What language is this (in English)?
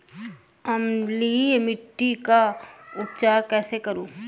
Hindi